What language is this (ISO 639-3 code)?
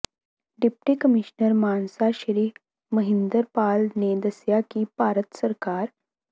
pan